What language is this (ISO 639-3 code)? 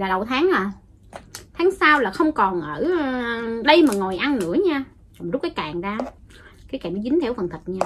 vie